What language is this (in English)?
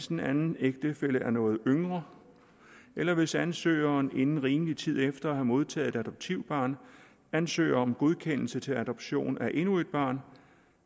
Danish